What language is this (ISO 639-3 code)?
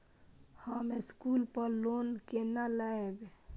mai